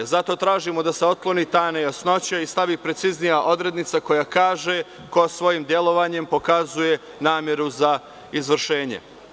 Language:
Serbian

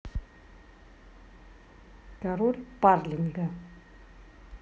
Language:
Russian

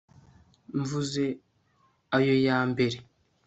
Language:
Kinyarwanda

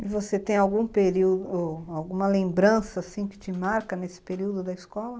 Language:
Portuguese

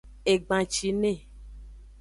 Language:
Aja (Benin)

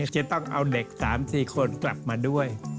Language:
Thai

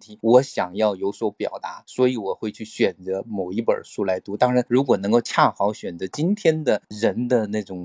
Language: Chinese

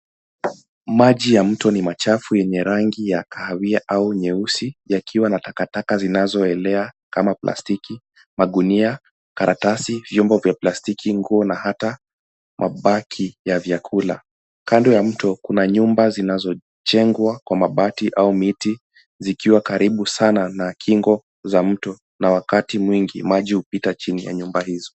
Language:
Swahili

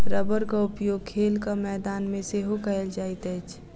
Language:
Maithili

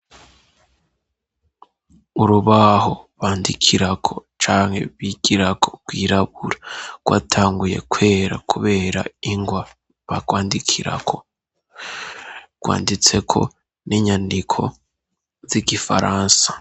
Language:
Rundi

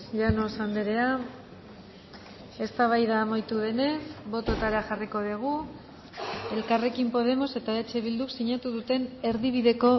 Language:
Basque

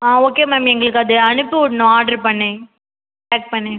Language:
Tamil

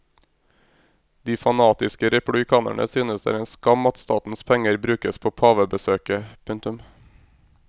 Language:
Norwegian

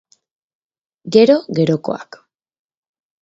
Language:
Basque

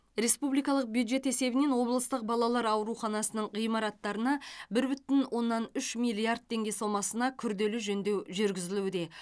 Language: Kazakh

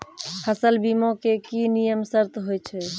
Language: Maithili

